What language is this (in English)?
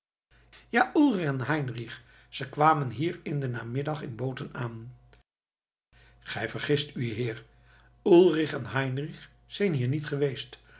Dutch